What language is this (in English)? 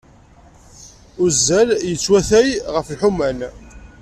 Kabyle